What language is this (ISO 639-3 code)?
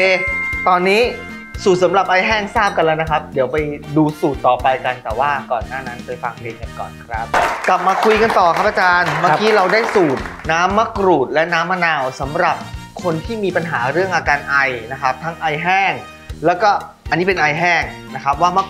tha